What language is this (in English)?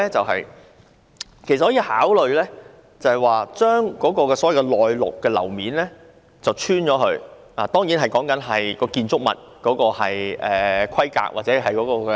Cantonese